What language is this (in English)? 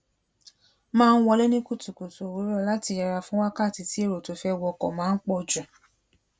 Yoruba